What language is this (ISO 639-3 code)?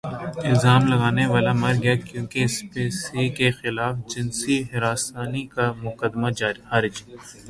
urd